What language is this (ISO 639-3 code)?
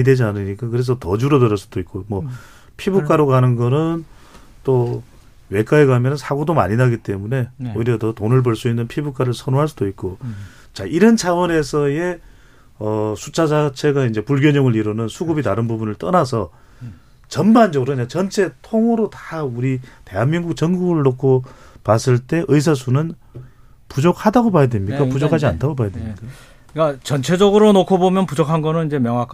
kor